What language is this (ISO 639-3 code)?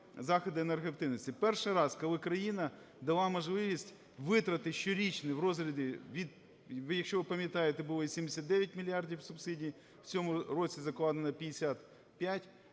ukr